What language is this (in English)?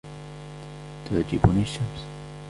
Arabic